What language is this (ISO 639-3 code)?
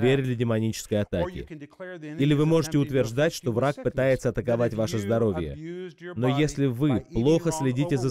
rus